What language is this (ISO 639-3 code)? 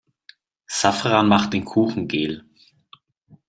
deu